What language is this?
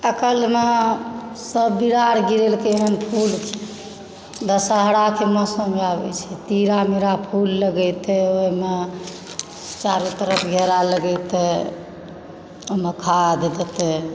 Maithili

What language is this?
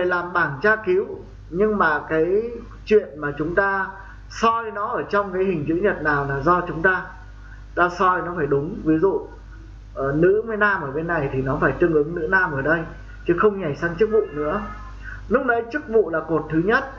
Vietnamese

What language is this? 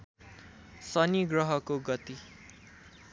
Nepali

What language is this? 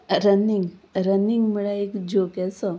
Konkani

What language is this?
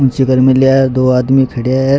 Rajasthani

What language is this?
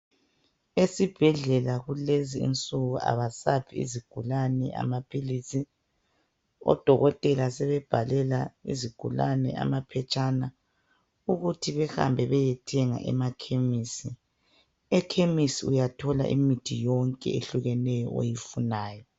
North Ndebele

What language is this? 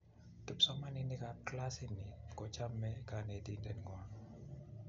Kalenjin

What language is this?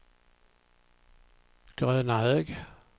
Swedish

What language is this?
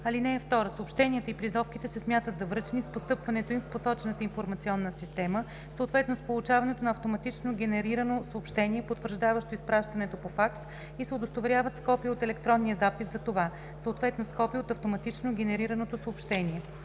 Bulgarian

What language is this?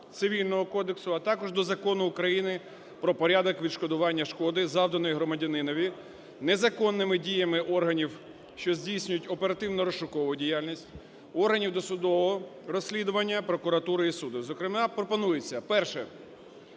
Ukrainian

